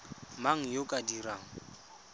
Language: Tswana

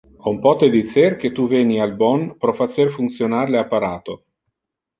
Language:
Interlingua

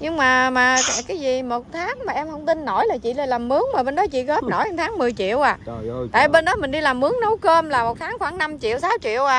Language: Vietnamese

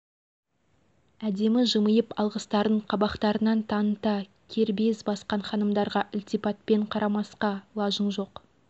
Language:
Kazakh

